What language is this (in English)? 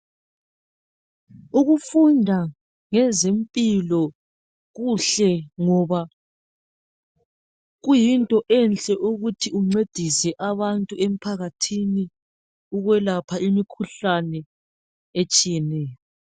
North Ndebele